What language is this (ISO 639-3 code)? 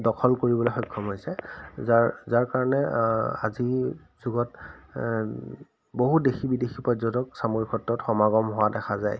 asm